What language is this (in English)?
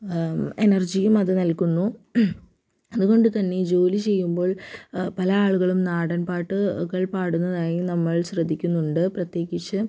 Malayalam